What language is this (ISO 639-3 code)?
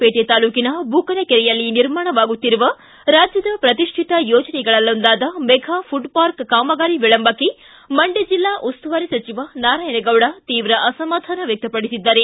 kan